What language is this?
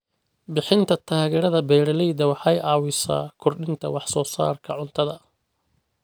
Somali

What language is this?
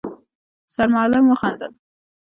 Pashto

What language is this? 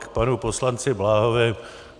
Czech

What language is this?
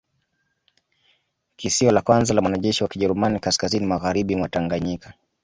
Swahili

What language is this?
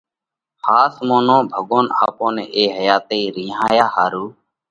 Parkari Koli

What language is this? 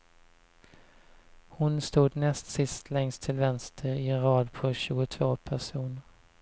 Swedish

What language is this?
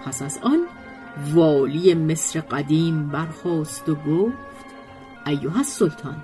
Persian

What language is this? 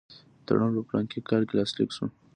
Pashto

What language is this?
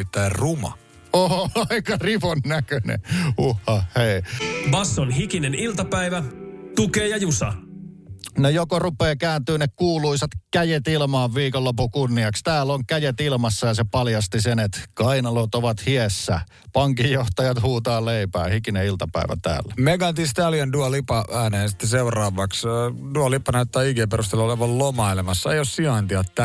Finnish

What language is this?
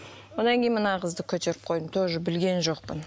Kazakh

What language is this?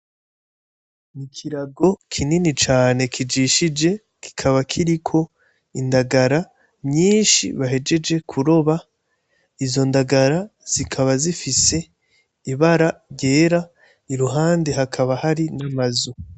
Rundi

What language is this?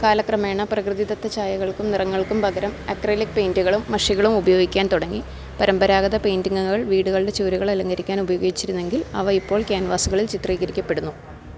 Malayalam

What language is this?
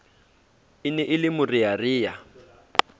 Southern Sotho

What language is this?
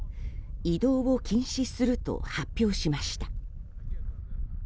Japanese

